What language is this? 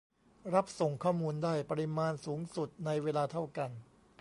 Thai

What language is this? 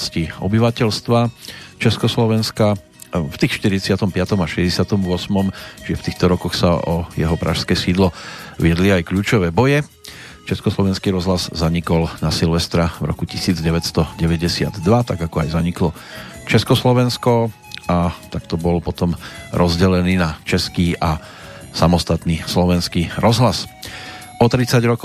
Slovak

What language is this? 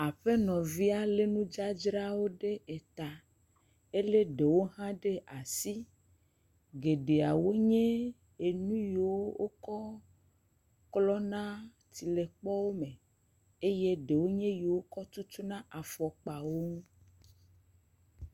Ewe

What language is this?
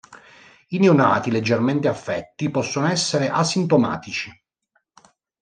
Italian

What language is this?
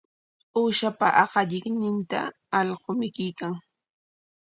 Corongo Ancash Quechua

